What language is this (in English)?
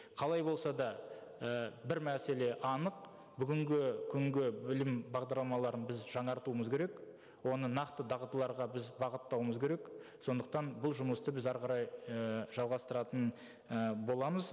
Kazakh